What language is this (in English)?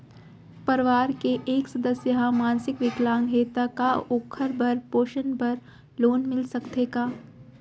Chhattisgarhi